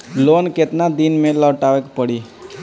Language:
Bhojpuri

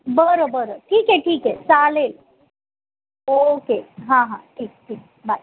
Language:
Marathi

